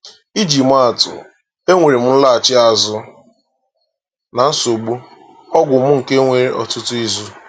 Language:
Igbo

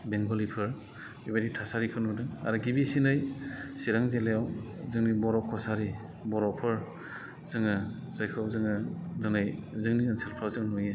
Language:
Bodo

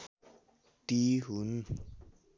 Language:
Nepali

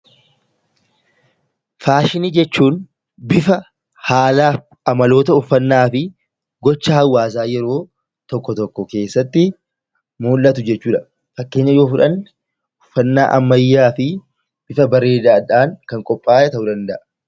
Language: Oromo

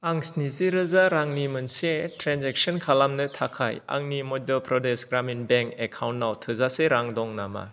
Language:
Bodo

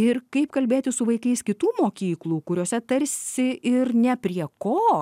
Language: Lithuanian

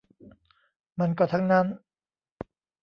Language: Thai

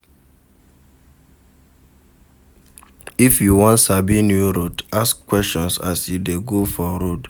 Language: Nigerian Pidgin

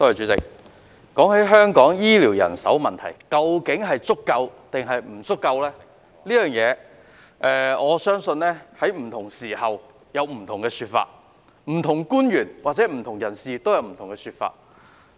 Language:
Cantonese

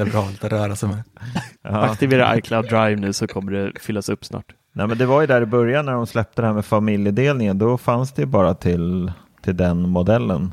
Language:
Swedish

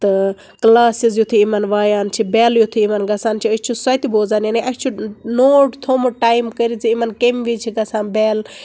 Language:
Kashmiri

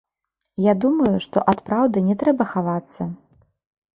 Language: Belarusian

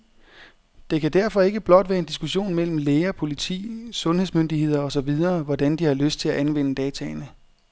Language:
Danish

